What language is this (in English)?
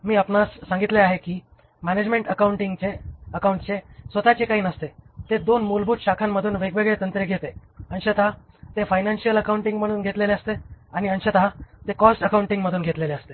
Marathi